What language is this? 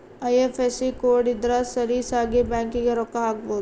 Kannada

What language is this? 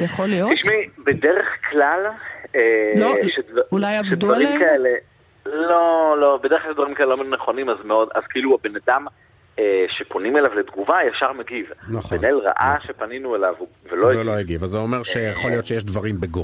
Hebrew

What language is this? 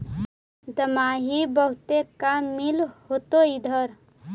Magahi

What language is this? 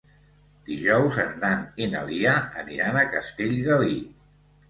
Catalan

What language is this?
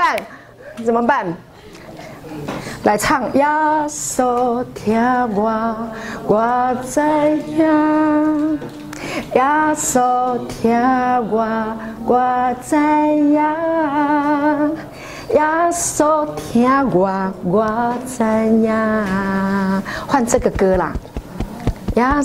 Chinese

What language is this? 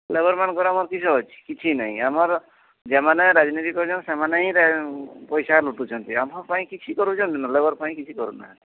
Odia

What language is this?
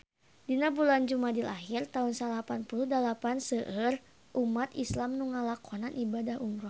Sundanese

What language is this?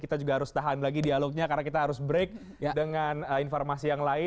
Indonesian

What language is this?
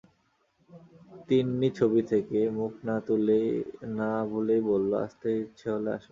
Bangla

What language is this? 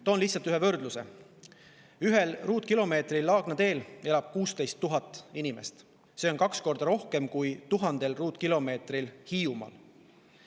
Estonian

